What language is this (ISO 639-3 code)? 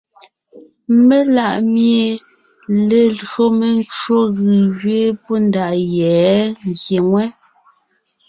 nnh